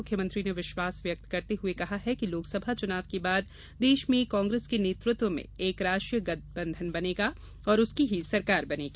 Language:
Hindi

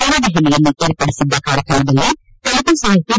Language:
Kannada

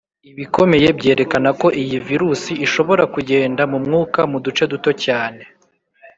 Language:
Kinyarwanda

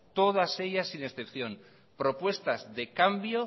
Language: Spanish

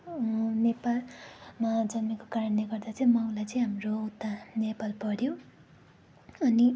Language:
Nepali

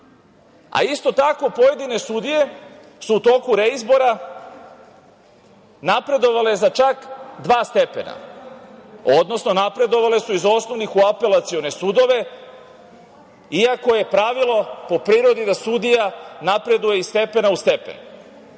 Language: Serbian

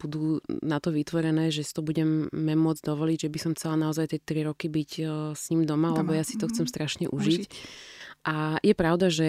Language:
Slovak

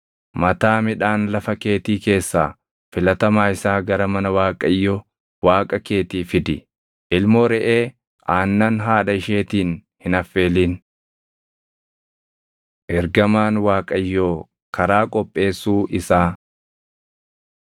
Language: Oromo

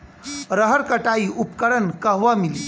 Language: Bhojpuri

